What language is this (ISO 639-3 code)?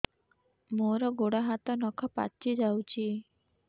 ori